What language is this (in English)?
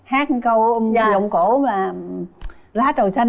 Vietnamese